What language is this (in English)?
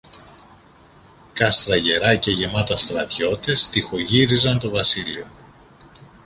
Greek